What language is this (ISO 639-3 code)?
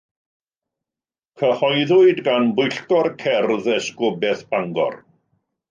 cym